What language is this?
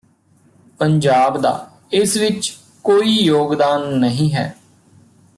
Punjabi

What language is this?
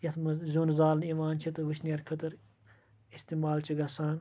Kashmiri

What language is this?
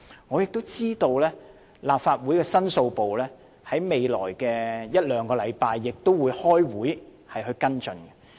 Cantonese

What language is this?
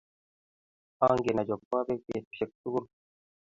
Kalenjin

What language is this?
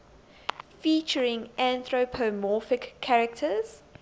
English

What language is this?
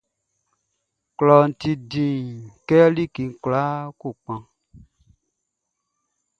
Baoulé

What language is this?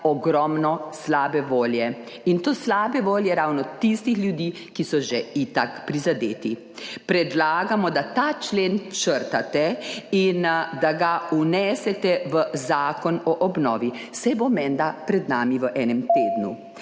Slovenian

